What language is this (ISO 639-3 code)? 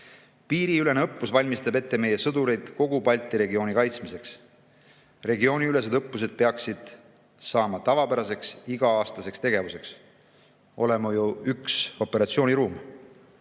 est